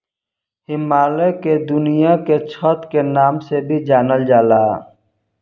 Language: Bhojpuri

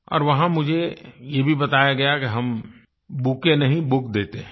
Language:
Hindi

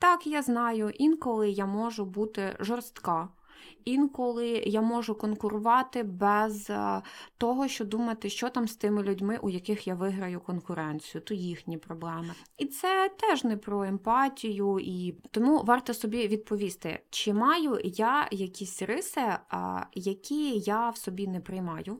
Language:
Ukrainian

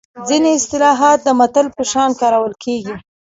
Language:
Pashto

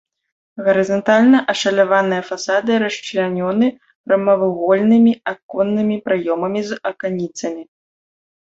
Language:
Belarusian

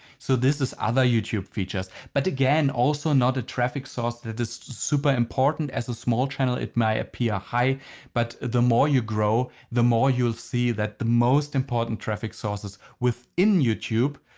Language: English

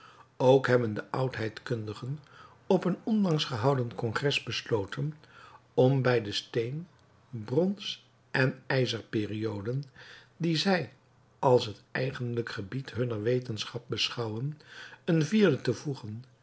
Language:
Dutch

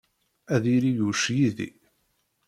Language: Kabyle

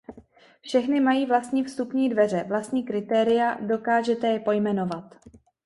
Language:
Czech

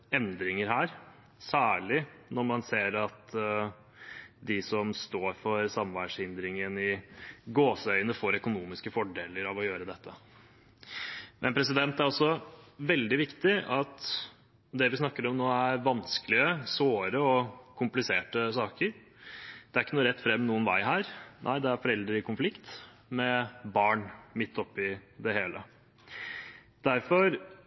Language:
Norwegian Bokmål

